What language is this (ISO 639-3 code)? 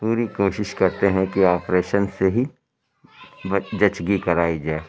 urd